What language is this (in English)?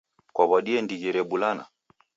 Taita